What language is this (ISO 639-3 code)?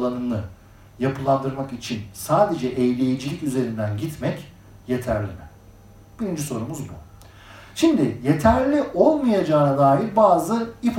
tur